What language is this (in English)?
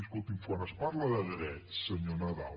Catalan